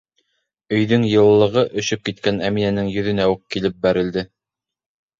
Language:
Bashkir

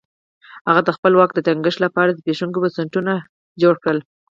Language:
Pashto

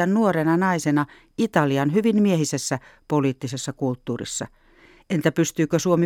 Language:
Finnish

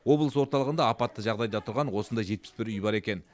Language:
Kazakh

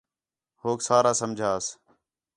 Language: Khetrani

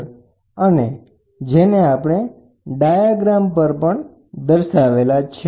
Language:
Gujarati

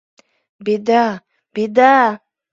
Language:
Mari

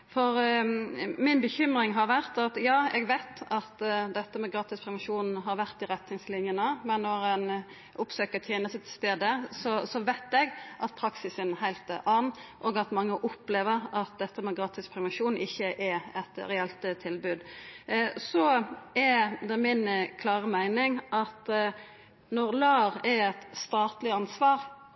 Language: Norwegian Nynorsk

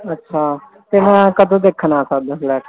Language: Punjabi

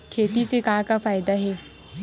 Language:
Chhattisgarhi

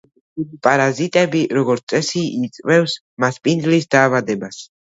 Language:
Georgian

